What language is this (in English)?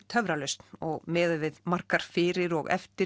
Icelandic